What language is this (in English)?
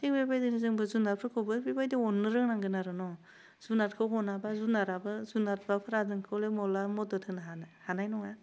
Bodo